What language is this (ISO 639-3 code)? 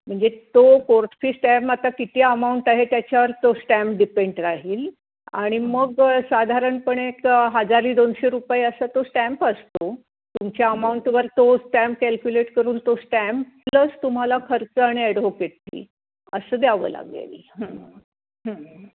mar